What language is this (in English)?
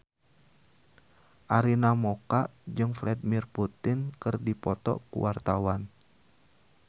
Sundanese